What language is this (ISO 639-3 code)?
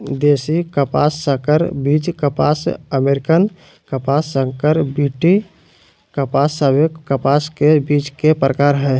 mag